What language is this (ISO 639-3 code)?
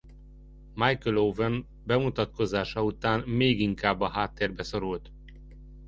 hun